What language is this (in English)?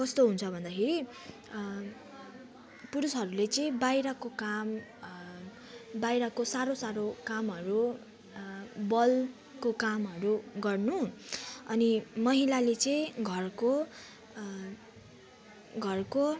Nepali